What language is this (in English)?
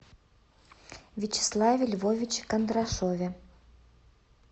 Russian